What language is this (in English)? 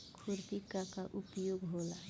Bhojpuri